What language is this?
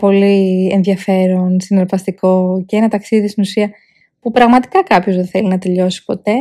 Greek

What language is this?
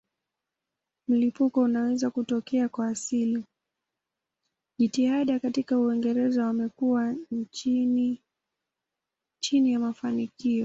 Swahili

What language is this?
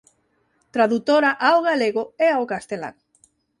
Galician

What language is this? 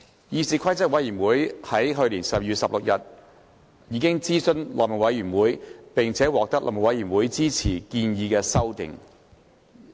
Cantonese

